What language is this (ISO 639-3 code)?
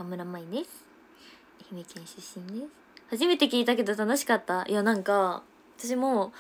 jpn